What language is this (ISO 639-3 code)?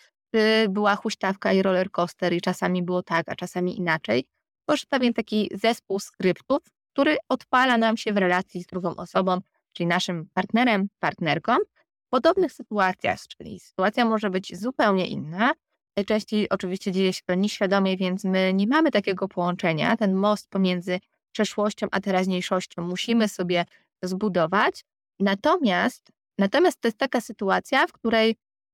pol